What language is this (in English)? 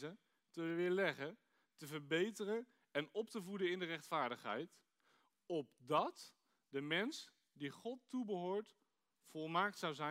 Dutch